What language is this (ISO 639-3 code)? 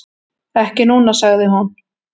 isl